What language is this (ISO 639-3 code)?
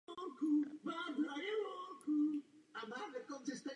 ces